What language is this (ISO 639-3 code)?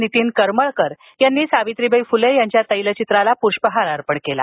mar